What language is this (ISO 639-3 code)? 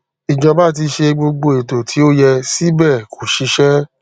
yor